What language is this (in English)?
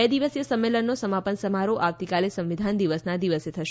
Gujarati